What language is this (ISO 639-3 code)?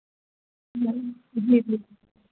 doi